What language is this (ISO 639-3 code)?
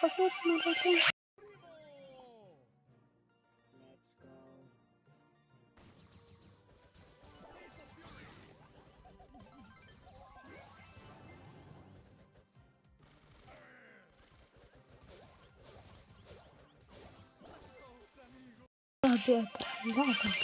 ara